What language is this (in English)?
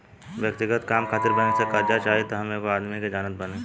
Bhojpuri